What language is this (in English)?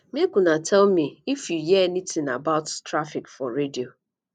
Nigerian Pidgin